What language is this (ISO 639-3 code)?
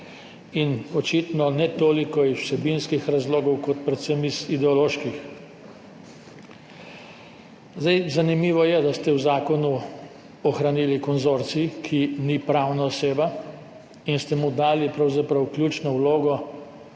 slv